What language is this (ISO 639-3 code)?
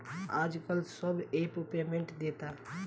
bho